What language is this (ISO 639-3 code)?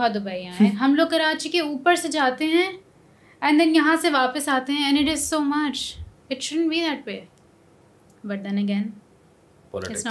urd